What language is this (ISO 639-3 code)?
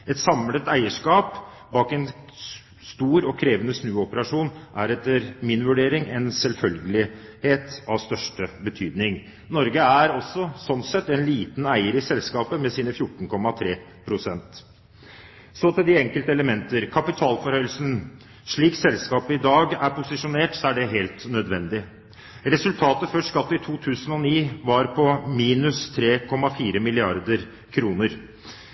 nob